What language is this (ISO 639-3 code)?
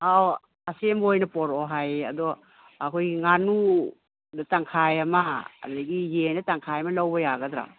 mni